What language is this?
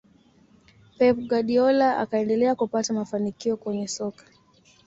Swahili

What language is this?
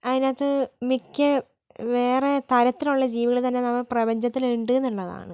Malayalam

